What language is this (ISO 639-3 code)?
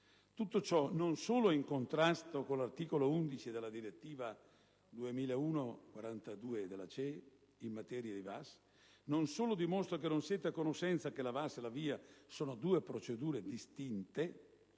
ita